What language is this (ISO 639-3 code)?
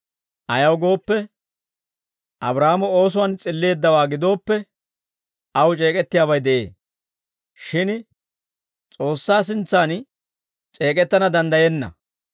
dwr